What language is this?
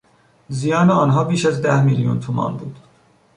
Persian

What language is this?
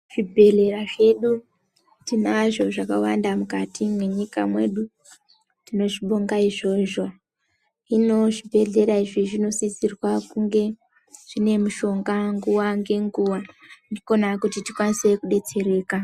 Ndau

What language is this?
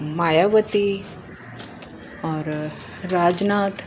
Sindhi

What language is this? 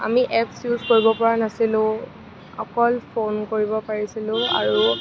Assamese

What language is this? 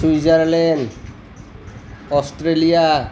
Assamese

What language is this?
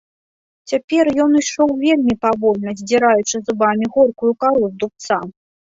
Belarusian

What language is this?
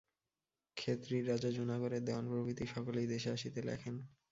Bangla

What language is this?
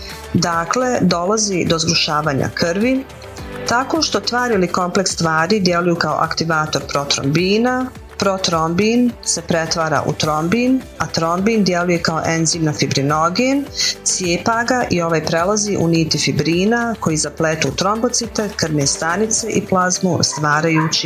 Croatian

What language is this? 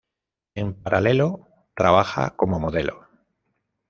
Spanish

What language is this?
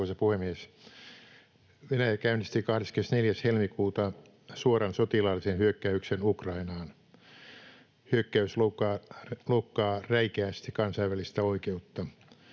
Finnish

